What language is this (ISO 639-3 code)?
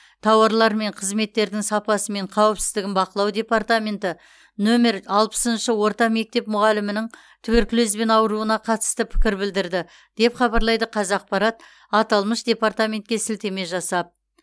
kaz